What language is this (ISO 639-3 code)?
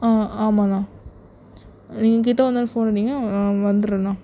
tam